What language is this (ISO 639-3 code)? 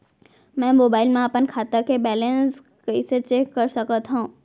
hne